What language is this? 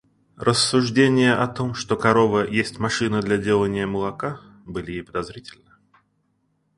Russian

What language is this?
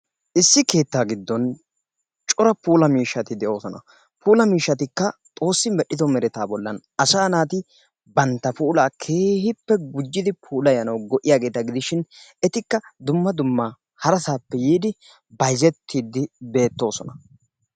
Wolaytta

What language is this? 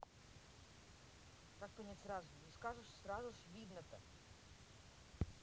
Russian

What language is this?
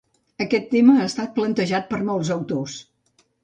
Catalan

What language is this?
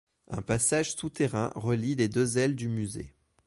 French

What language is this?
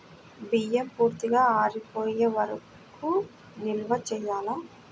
Telugu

